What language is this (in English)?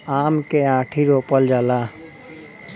Bhojpuri